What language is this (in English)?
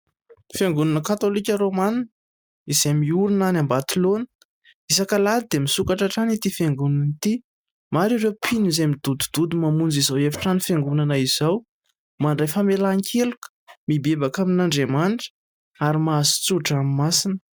Malagasy